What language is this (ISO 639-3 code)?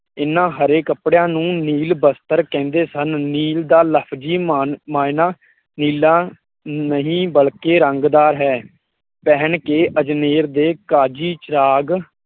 pan